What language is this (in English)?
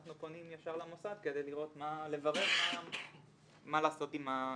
Hebrew